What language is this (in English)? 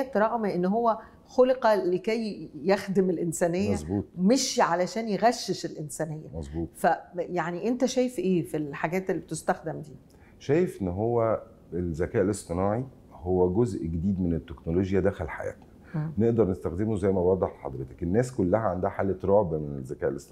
Arabic